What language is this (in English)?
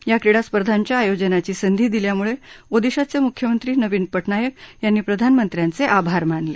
Marathi